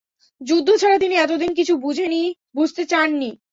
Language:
Bangla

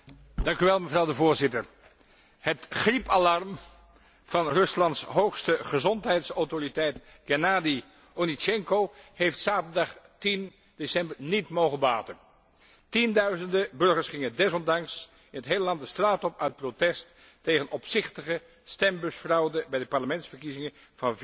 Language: Dutch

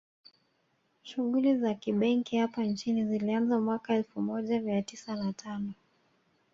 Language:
Swahili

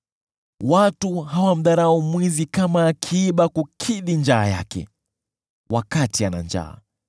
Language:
Swahili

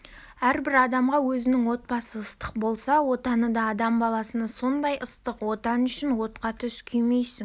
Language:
Kazakh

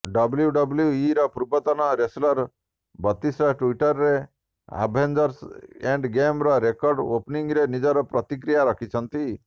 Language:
Odia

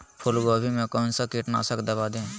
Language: Magahi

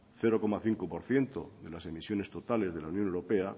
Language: Spanish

